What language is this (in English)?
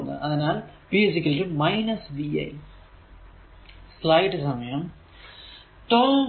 Malayalam